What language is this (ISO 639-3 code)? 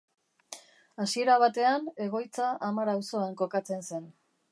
eus